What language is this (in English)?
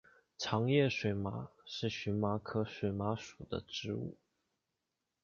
Chinese